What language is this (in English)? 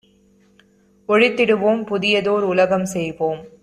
Tamil